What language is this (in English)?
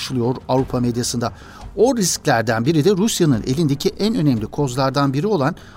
Turkish